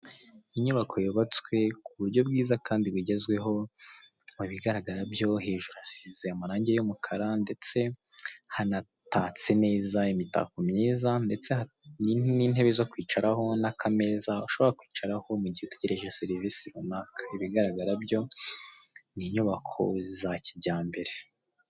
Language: Kinyarwanda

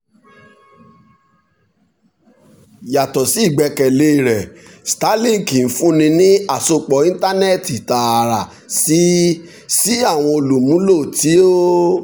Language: Yoruba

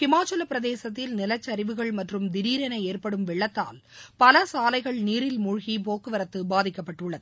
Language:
Tamil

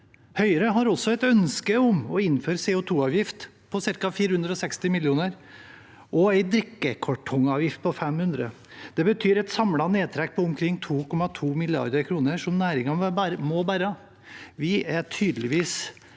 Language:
Norwegian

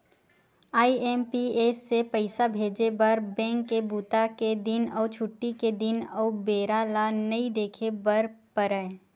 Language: Chhattisgarhi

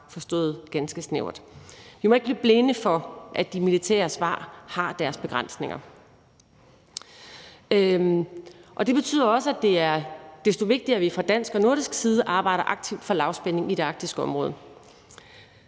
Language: Danish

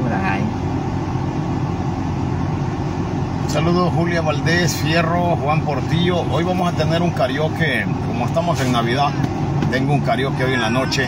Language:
Spanish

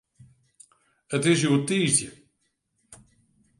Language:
Western Frisian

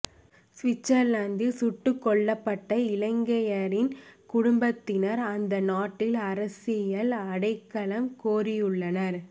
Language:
Tamil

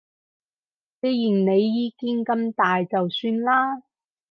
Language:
Cantonese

